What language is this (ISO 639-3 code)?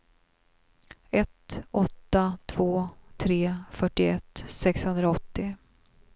swe